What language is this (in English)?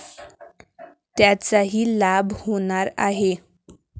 Marathi